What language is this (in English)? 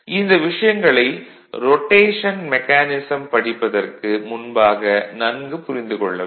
Tamil